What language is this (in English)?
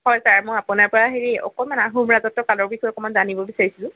Assamese